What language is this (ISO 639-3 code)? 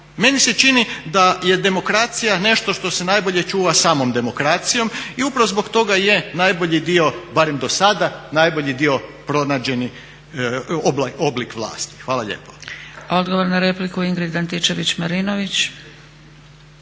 hrv